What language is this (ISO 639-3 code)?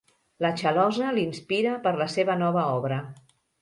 cat